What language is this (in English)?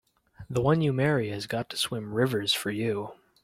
English